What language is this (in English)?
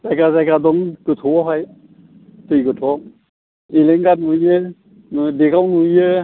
Bodo